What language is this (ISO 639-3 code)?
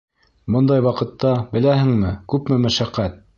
bak